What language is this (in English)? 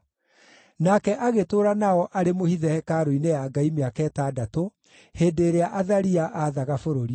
Kikuyu